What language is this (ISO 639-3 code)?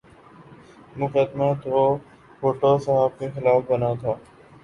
urd